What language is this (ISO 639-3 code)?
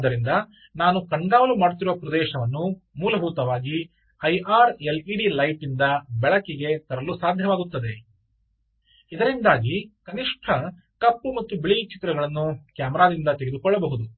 kan